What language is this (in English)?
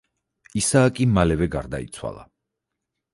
Georgian